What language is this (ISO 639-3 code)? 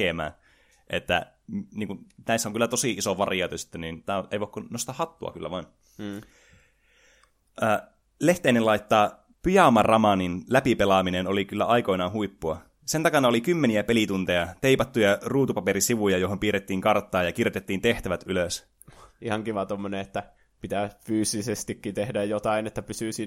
fin